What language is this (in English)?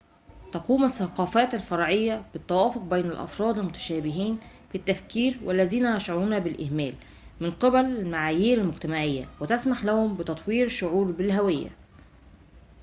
Arabic